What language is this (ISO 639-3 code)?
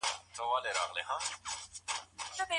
pus